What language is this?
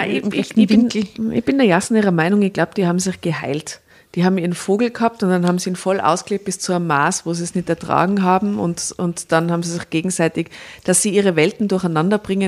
German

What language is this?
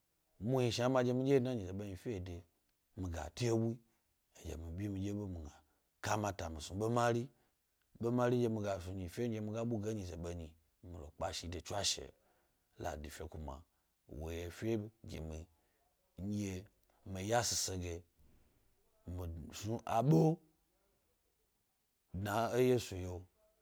Gbari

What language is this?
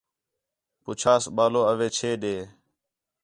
Khetrani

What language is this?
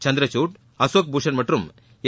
Tamil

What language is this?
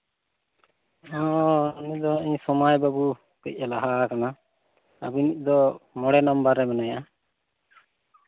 Santali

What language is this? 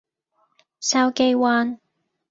Cantonese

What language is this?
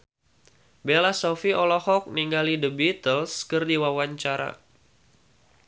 Sundanese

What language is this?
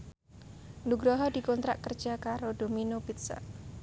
Javanese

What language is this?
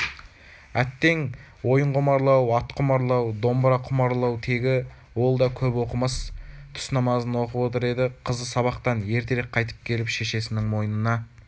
Kazakh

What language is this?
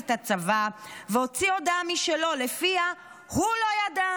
Hebrew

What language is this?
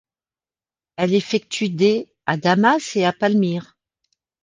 French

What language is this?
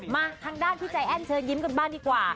Thai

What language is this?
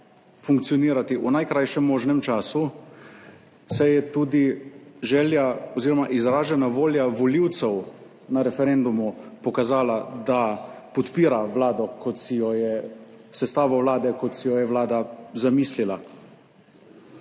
Slovenian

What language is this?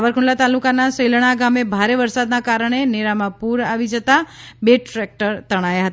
Gujarati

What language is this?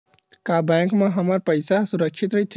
Chhattisgarhi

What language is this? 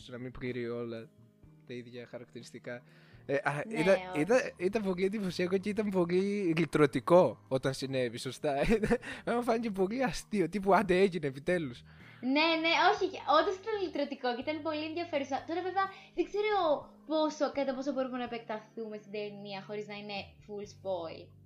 Greek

